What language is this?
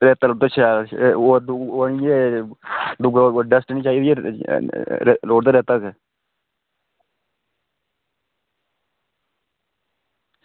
Dogri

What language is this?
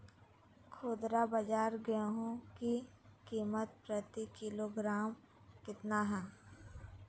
Magahi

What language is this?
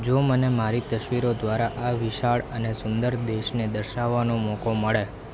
Gujarati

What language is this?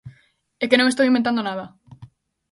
Galician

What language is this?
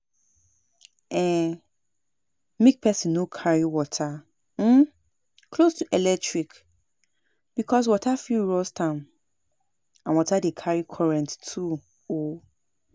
Nigerian Pidgin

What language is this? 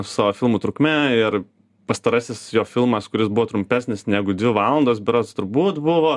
Lithuanian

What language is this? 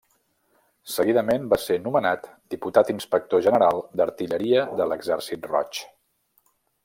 Catalan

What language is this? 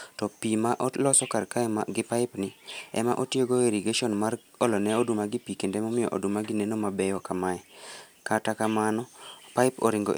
Luo (Kenya and Tanzania)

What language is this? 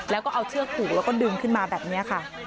Thai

